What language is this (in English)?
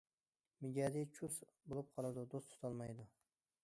Uyghur